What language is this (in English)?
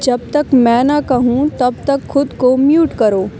Urdu